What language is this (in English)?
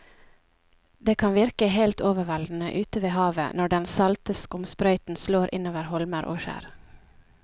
Norwegian